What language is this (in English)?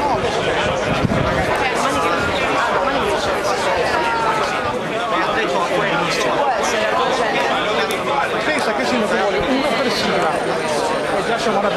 Italian